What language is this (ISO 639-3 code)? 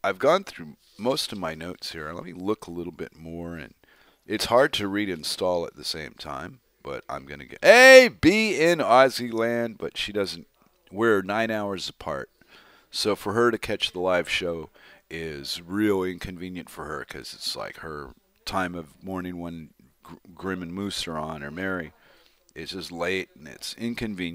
eng